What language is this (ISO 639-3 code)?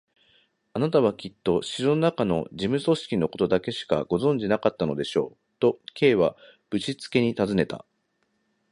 jpn